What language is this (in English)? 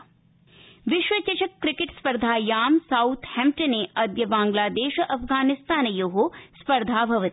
Sanskrit